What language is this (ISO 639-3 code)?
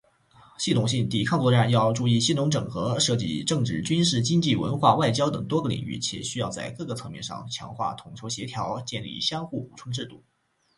zho